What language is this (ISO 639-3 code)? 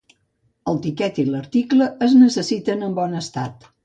cat